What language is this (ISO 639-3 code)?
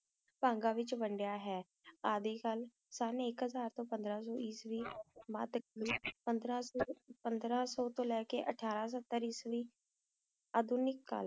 pan